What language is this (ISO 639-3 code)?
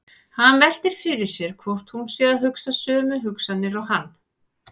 isl